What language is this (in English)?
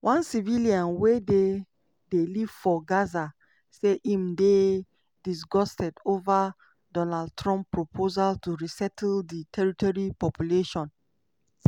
Nigerian Pidgin